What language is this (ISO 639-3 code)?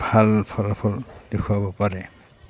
asm